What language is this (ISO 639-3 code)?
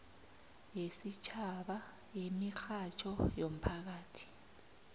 nbl